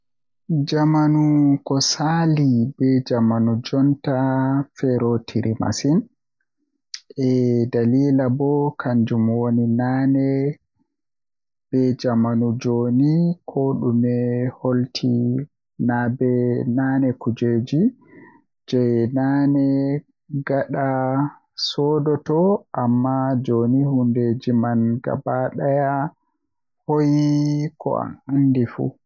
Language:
Western Niger Fulfulde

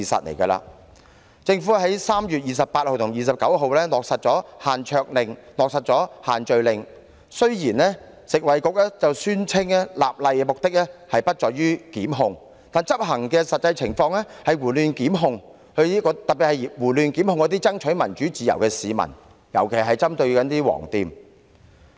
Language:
Cantonese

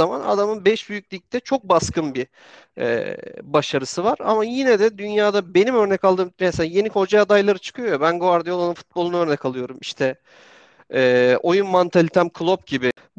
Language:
Turkish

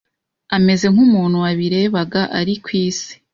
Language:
Kinyarwanda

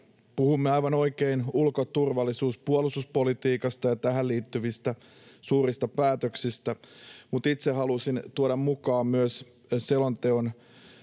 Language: Finnish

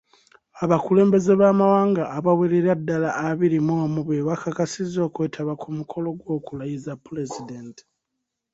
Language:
Ganda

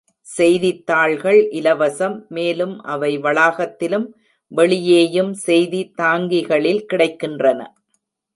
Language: Tamil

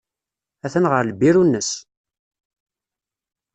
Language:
Kabyle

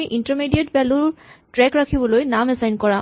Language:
Assamese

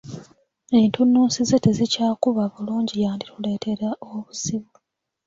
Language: Ganda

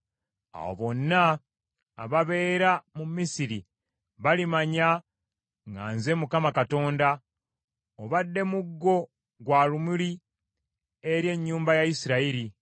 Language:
Ganda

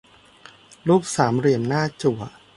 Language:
Thai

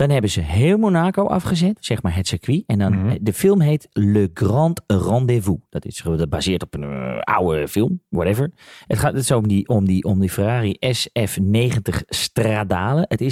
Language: Dutch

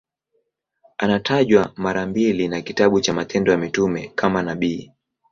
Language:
Swahili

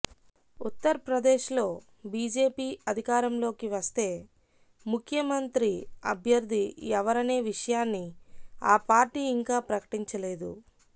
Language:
Telugu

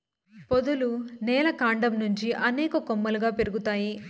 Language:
Telugu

